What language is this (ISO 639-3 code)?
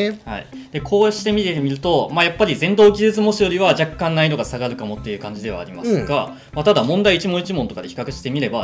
jpn